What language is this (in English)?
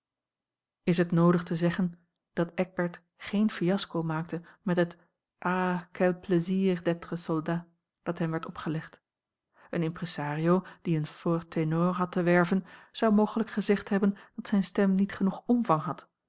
Dutch